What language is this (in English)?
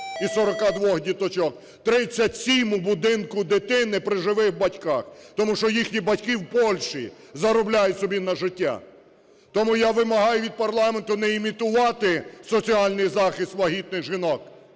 Ukrainian